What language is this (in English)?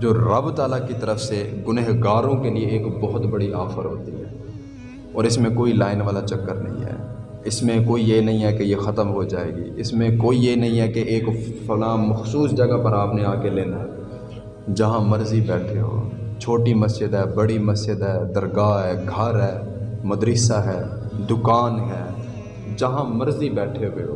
Urdu